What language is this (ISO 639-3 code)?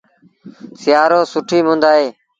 sbn